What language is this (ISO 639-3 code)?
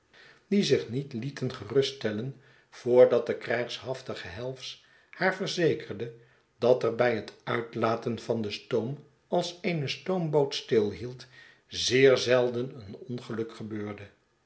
nld